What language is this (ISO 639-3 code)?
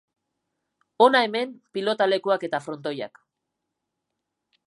eus